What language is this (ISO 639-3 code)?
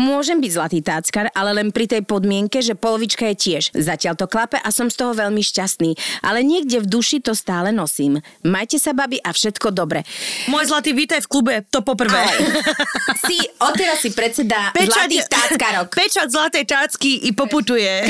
slk